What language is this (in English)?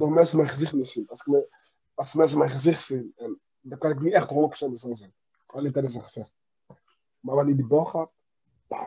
Dutch